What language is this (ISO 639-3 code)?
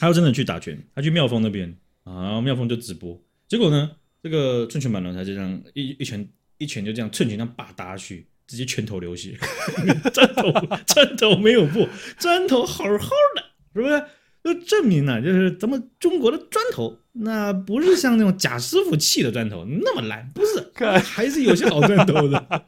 zho